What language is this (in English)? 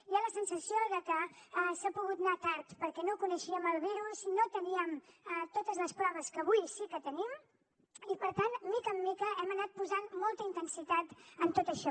Catalan